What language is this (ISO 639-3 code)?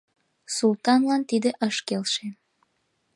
chm